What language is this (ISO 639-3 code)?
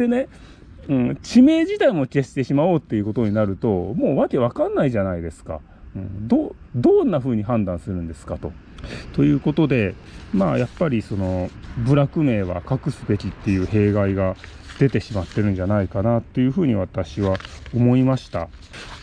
jpn